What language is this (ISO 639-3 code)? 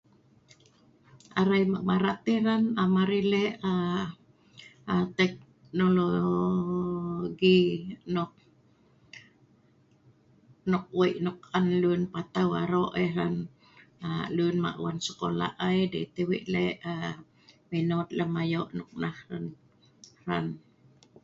snv